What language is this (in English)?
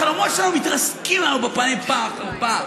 Hebrew